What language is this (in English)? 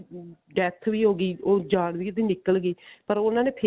Punjabi